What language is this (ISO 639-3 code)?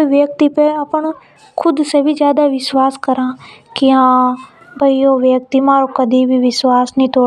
hoj